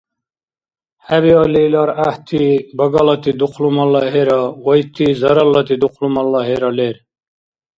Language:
Dargwa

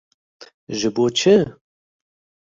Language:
Kurdish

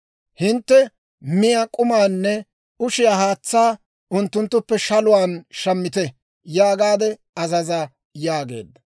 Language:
Dawro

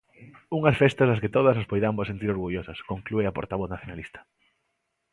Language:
Galician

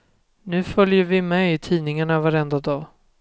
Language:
Swedish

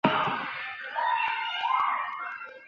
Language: Chinese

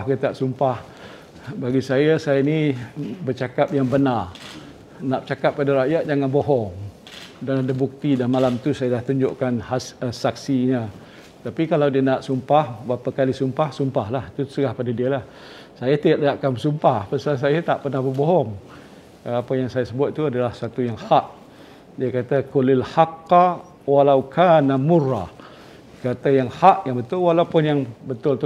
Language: Malay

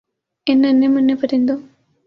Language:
Urdu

